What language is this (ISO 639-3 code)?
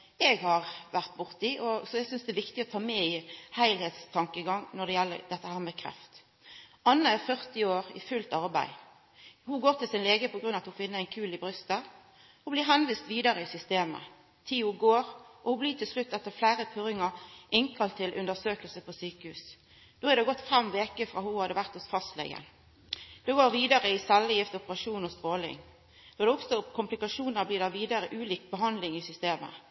nno